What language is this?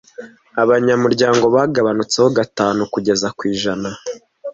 Kinyarwanda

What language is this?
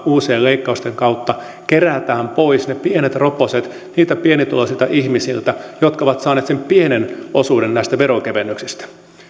Finnish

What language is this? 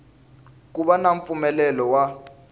Tsonga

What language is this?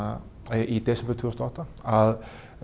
Icelandic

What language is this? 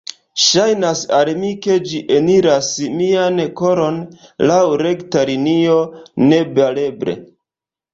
Esperanto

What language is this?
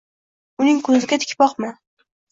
Uzbek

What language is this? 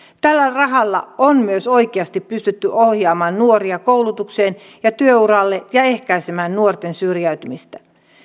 Finnish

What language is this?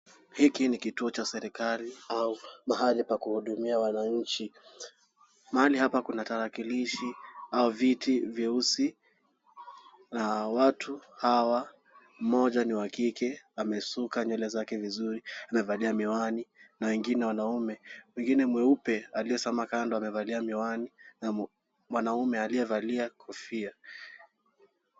Swahili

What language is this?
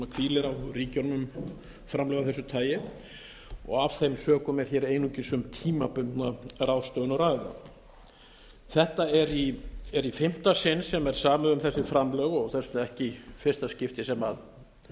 Icelandic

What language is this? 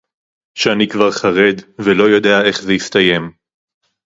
Hebrew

